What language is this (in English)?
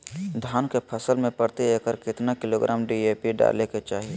Magahi